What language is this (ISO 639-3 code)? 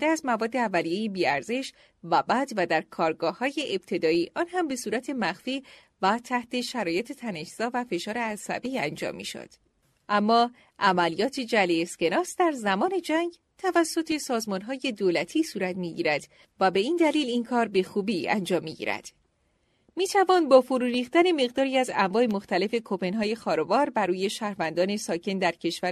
fas